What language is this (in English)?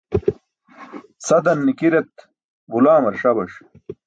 Burushaski